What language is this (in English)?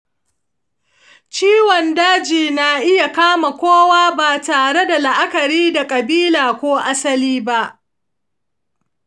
Hausa